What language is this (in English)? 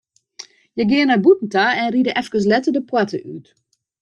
Western Frisian